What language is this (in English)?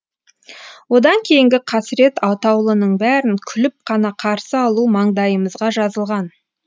Kazakh